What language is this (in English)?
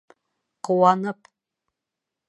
Bashkir